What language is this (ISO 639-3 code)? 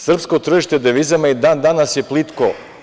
srp